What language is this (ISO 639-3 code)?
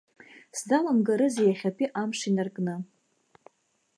abk